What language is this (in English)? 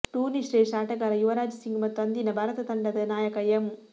Kannada